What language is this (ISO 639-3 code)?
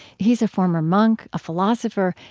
eng